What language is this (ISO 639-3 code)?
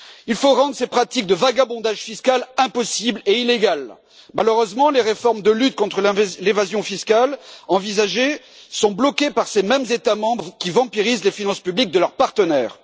fra